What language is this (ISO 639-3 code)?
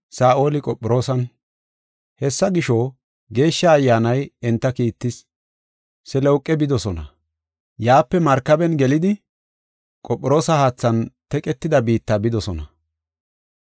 gof